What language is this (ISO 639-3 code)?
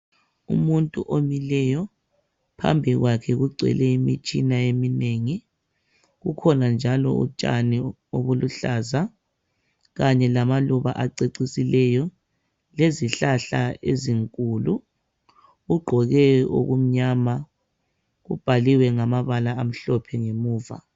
nde